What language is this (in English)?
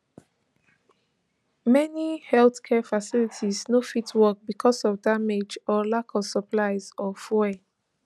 Nigerian Pidgin